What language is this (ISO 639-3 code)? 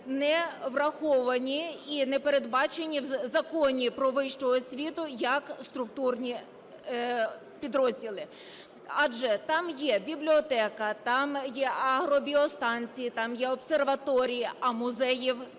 ukr